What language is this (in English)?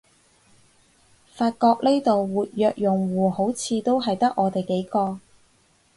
Cantonese